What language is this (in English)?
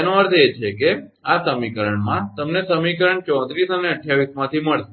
Gujarati